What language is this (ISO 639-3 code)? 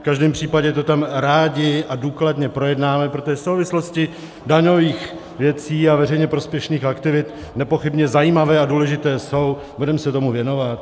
ces